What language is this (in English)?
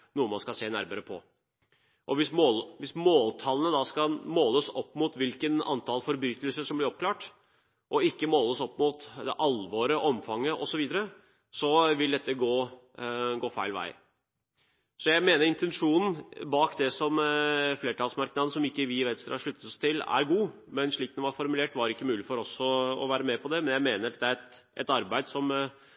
Norwegian Bokmål